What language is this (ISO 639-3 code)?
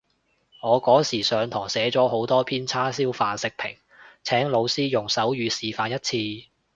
yue